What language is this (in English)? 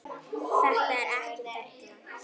Icelandic